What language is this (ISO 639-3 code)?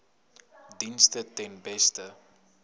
afr